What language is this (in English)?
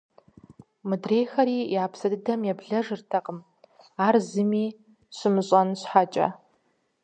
Kabardian